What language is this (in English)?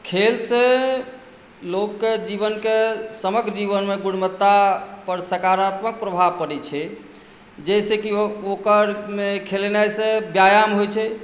Maithili